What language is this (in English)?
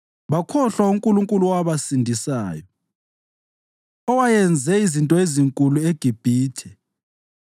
North Ndebele